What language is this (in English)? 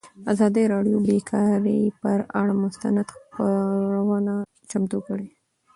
Pashto